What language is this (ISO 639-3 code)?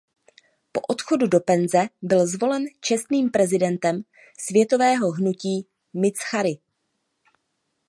ces